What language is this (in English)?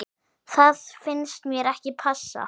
Icelandic